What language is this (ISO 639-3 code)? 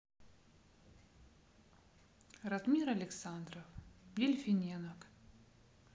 rus